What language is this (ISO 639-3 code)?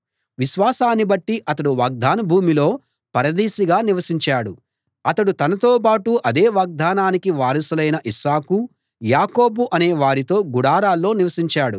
tel